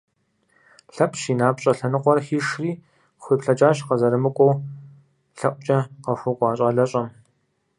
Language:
Kabardian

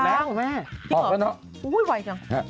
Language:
Thai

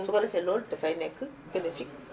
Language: Wolof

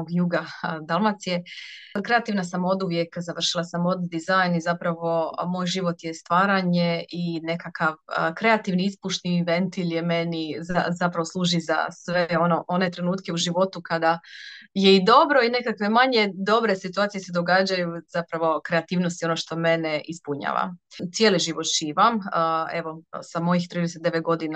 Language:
Croatian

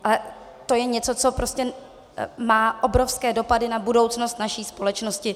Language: Czech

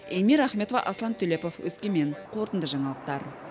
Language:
Kazakh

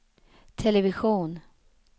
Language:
Swedish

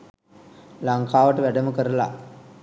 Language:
Sinhala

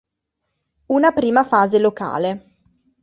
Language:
Italian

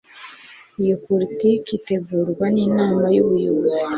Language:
Kinyarwanda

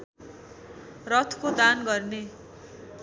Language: Nepali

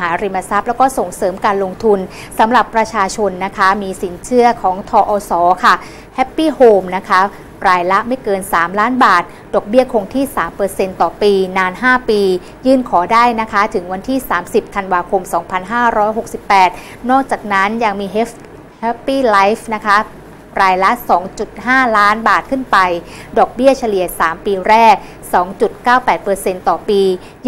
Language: Thai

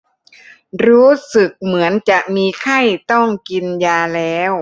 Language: Thai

